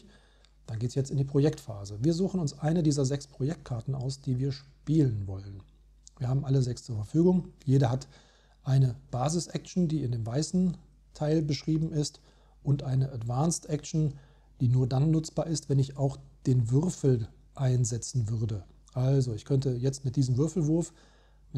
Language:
German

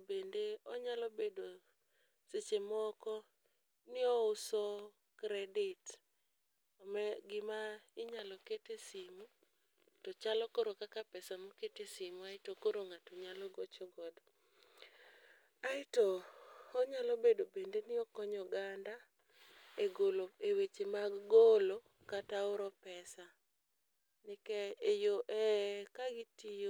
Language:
Luo (Kenya and Tanzania)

